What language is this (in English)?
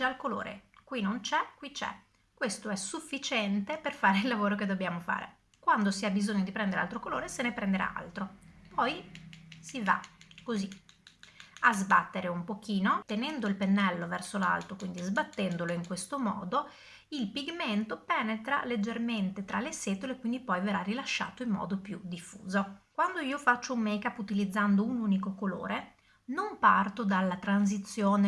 Italian